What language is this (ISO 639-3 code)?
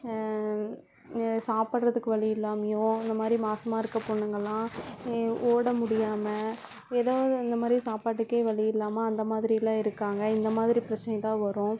tam